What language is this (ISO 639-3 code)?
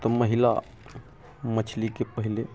mai